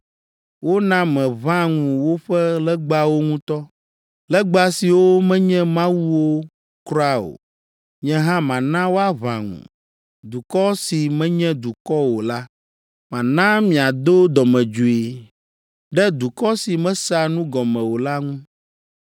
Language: Ewe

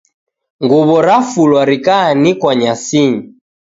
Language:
Taita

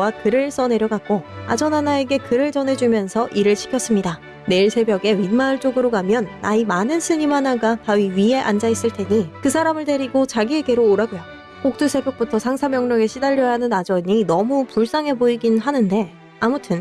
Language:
Korean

